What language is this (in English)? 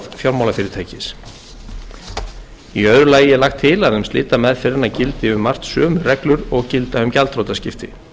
Icelandic